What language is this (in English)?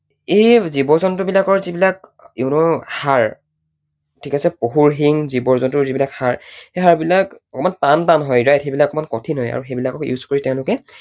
Assamese